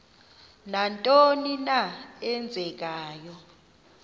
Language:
Xhosa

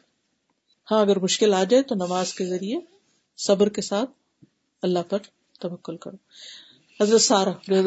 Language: Urdu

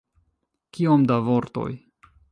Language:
Esperanto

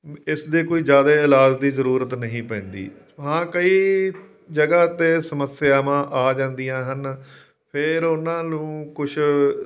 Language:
Punjabi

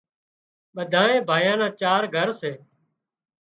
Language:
Wadiyara Koli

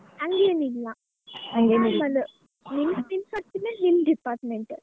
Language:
Kannada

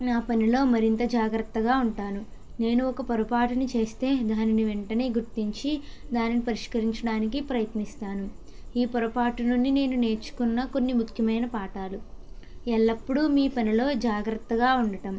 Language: Telugu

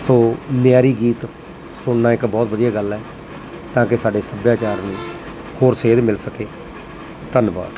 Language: Punjabi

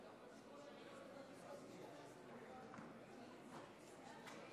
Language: Hebrew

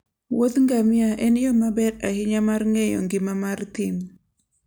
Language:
Luo (Kenya and Tanzania)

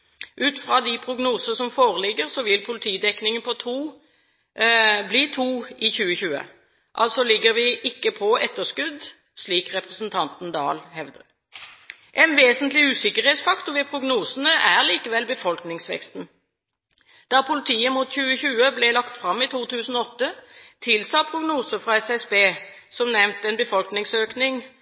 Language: Norwegian Bokmål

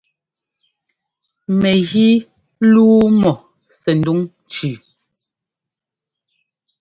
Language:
Ngomba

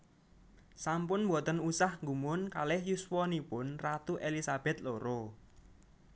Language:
Javanese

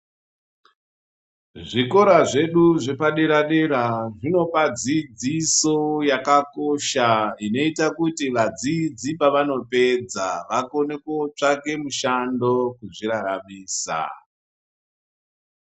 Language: Ndau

